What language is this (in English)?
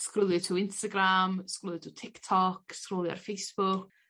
Welsh